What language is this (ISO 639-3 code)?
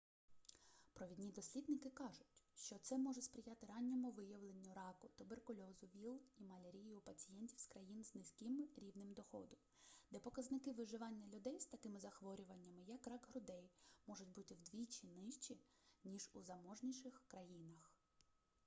ukr